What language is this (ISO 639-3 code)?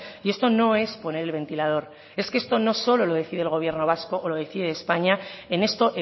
spa